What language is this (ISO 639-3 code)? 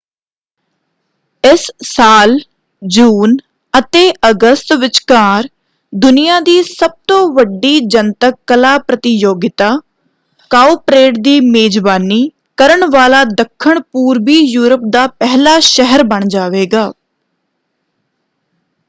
pan